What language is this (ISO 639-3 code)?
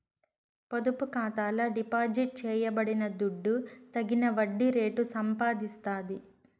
tel